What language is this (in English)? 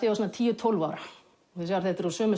Icelandic